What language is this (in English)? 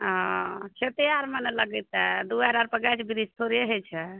Maithili